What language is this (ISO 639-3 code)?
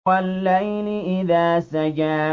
ara